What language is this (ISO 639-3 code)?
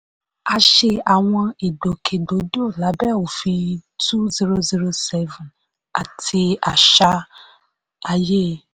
yor